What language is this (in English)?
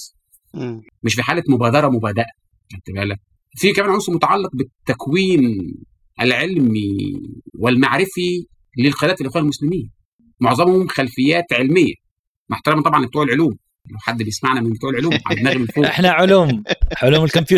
Arabic